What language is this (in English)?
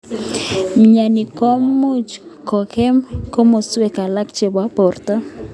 Kalenjin